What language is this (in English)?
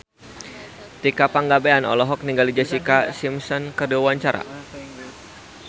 Sundanese